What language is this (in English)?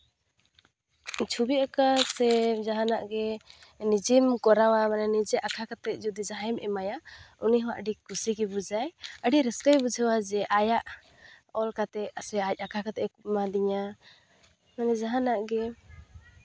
Santali